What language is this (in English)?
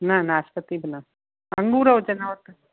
Sindhi